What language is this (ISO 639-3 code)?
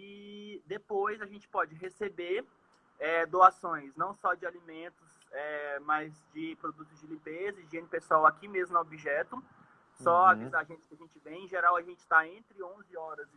por